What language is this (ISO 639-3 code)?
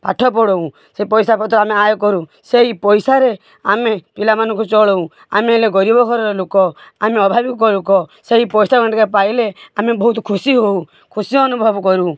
ori